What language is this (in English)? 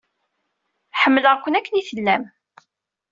Kabyle